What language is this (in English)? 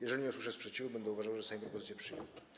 Polish